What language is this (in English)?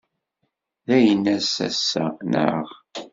Kabyle